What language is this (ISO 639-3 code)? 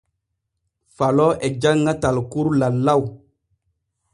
fue